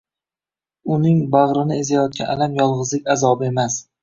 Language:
Uzbek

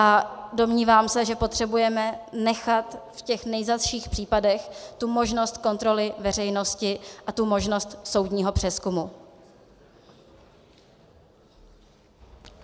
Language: Czech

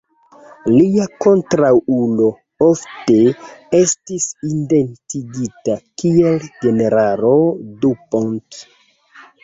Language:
Esperanto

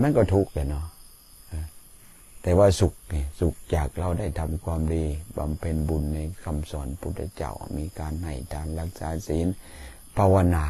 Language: Thai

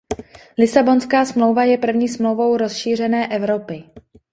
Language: Czech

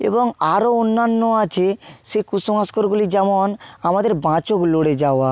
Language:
Bangla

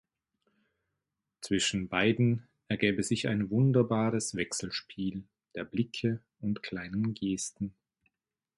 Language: German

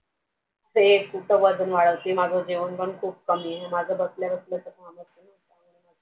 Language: Marathi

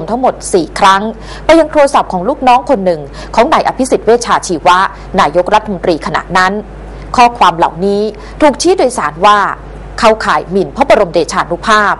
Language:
Thai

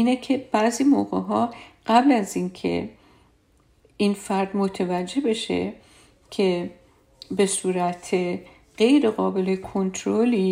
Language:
Persian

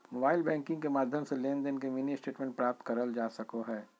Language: Magahi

